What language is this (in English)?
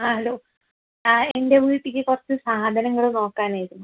Malayalam